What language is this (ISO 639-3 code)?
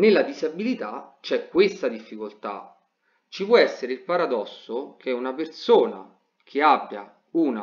ita